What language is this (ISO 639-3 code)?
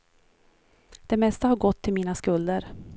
swe